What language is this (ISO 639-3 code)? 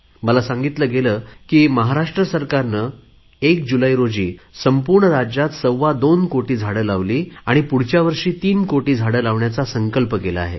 mar